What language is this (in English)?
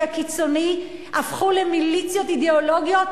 Hebrew